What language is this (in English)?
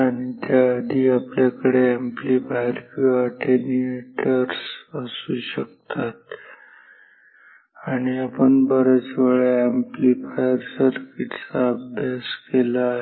Marathi